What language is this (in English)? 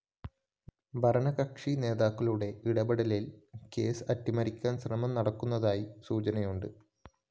Malayalam